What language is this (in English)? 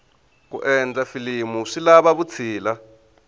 Tsonga